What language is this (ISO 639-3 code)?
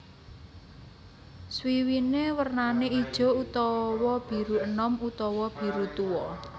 jav